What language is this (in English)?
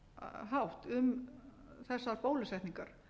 Icelandic